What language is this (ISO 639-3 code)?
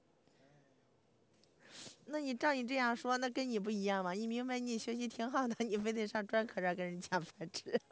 zho